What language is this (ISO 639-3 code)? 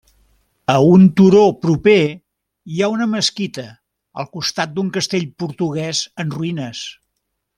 cat